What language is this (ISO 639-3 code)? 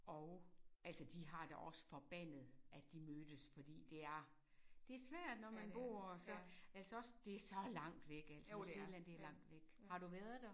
dan